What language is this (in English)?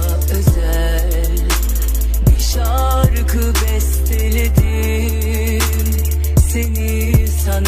Turkish